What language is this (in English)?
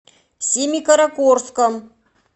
Russian